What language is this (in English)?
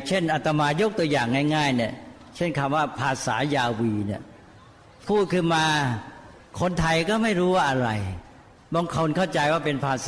Thai